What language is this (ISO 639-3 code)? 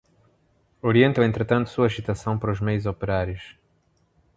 por